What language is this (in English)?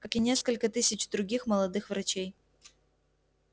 Russian